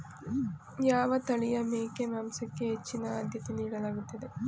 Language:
Kannada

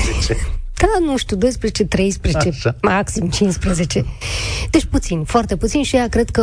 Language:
Romanian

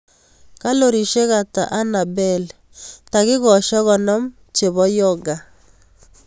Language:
Kalenjin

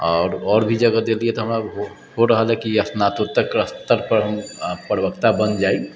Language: Maithili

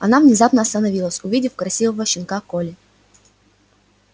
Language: Russian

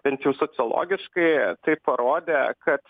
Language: Lithuanian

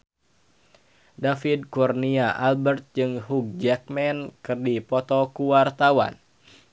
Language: Sundanese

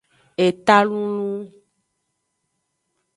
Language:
Aja (Benin)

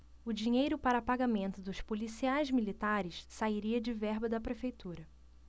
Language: Portuguese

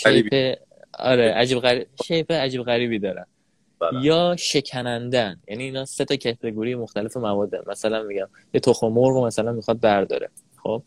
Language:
Persian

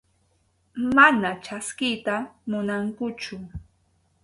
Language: Arequipa-La Unión Quechua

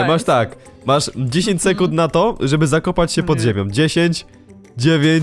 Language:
Polish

